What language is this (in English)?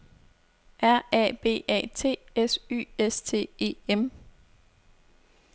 Danish